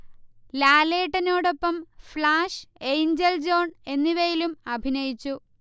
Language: Malayalam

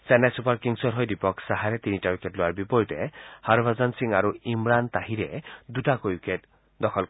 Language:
Assamese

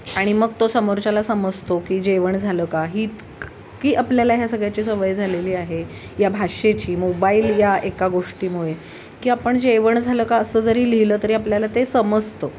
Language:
Marathi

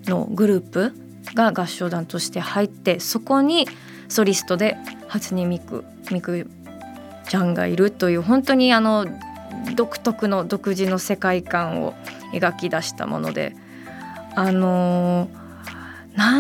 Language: Japanese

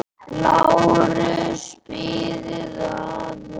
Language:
Icelandic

